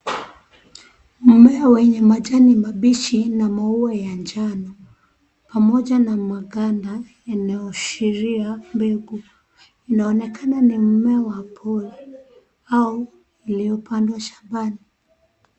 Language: Swahili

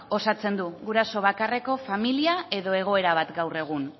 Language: Basque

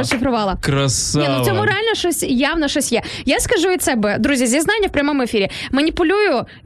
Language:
Ukrainian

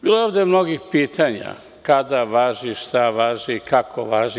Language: Serbian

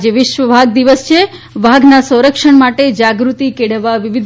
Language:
Gujarati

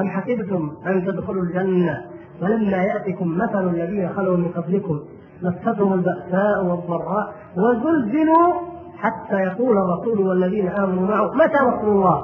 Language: Arabic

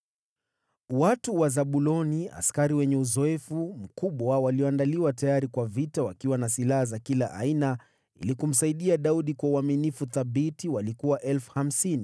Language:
Swahili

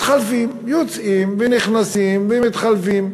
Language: Hebrew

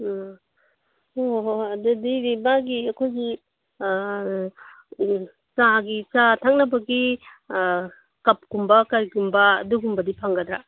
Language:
Manipuri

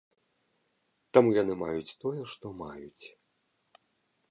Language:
Belarusian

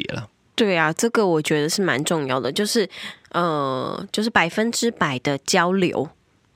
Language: Chinese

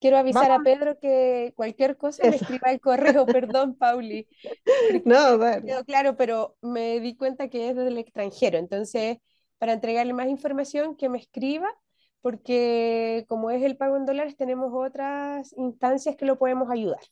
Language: Spanish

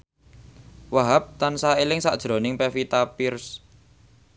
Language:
Javanese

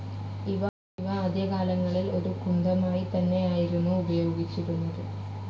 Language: Malayalam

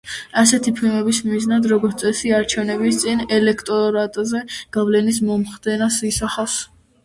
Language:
Georgian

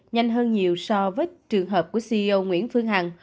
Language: Vietnamese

